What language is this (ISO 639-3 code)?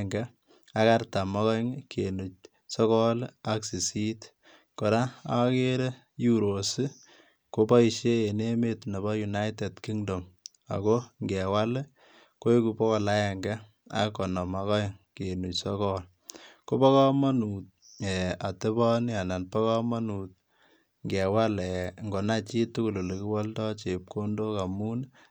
kln